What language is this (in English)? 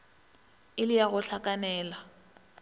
Northern Sotho